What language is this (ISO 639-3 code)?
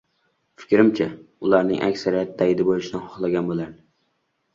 uzb